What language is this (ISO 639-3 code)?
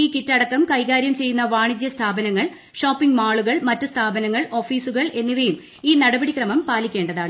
mal